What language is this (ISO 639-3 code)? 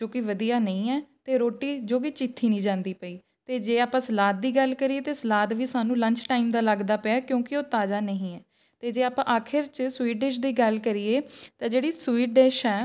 pan